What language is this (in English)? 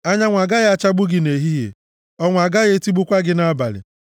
Igbo